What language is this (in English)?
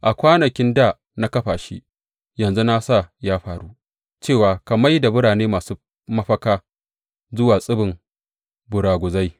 Hausa